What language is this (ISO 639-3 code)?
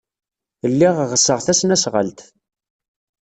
kab